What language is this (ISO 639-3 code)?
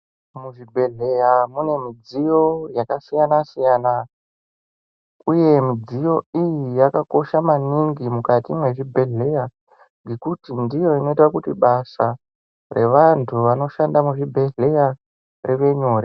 ndc